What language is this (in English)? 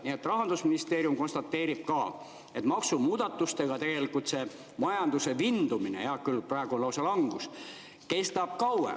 Estonian